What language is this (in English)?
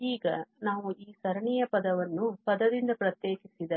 Kannada